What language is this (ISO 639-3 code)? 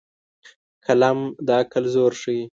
pus